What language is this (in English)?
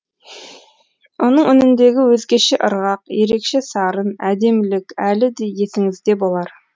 Kazakh